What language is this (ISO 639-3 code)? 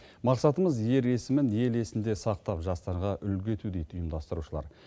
kaz